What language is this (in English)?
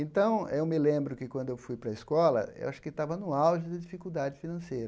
Portuguese